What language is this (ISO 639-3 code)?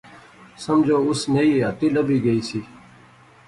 phr